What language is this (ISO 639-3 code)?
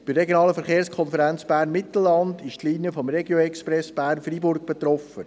gsw